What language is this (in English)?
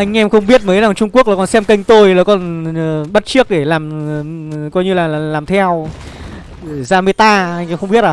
Vietnamese